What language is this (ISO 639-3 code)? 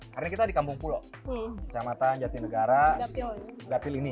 ind